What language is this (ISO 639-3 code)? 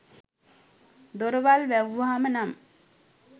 sin